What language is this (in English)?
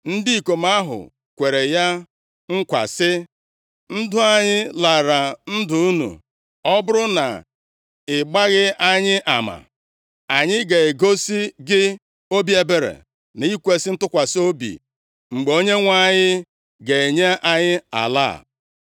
Igbo